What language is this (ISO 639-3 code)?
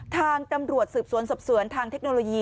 tha